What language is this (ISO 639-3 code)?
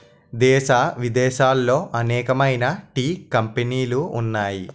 tel